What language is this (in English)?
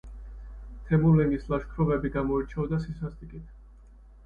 Georgian